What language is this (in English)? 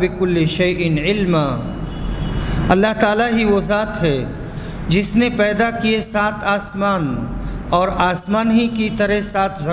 Hindi